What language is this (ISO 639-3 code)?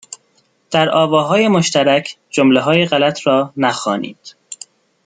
fas